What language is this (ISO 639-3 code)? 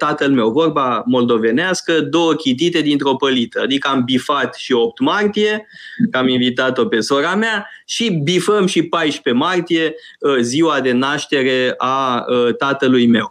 ron